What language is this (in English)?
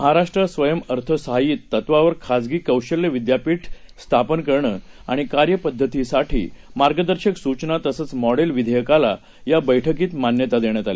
Marathi